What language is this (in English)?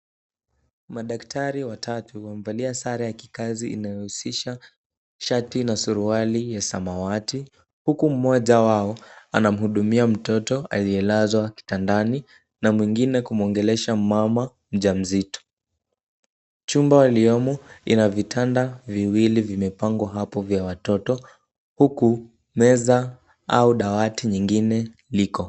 Swahili